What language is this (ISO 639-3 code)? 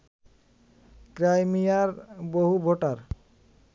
ben